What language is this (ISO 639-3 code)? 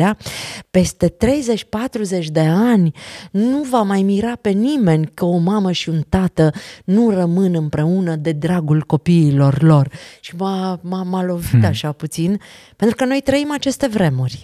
ron